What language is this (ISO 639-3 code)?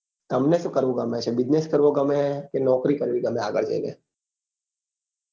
guj